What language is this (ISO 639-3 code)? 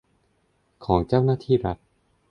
tha